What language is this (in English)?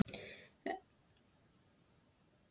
Icelandic